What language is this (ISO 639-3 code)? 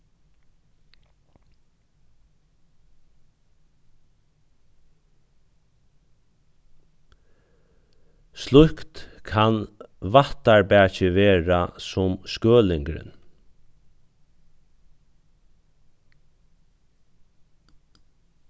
fao